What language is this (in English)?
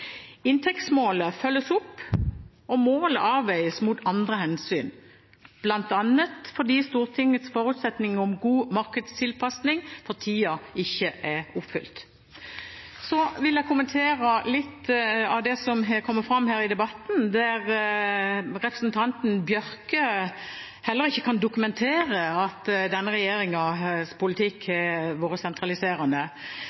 Norwegian Bokmål